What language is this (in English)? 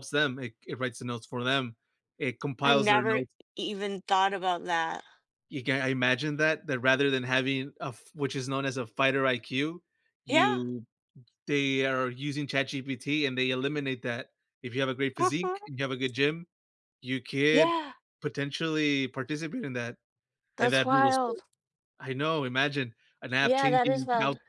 English